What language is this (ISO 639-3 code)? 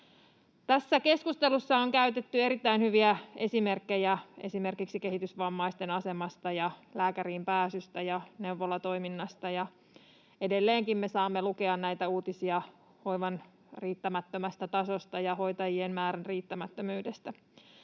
fin